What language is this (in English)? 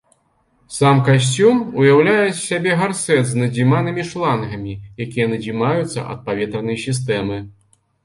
Belarusian